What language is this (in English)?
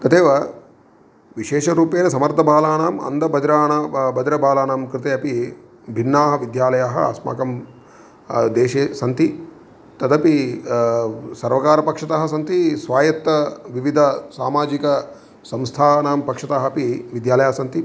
Sanskrit